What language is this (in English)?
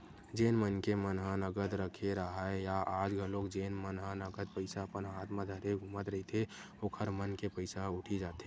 Chhattisgarhi